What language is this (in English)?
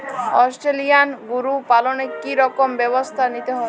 Bangla